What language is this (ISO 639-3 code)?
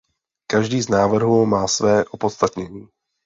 ces